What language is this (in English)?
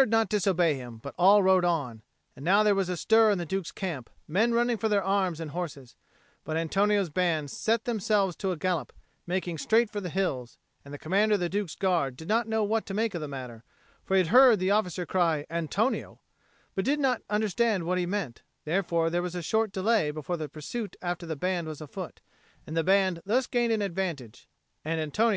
English